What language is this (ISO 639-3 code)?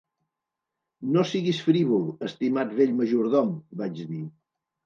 cat